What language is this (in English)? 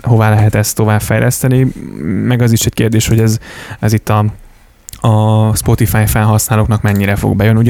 Hungarian